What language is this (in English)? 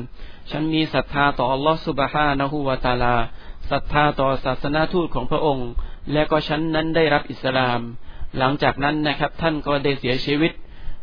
Thai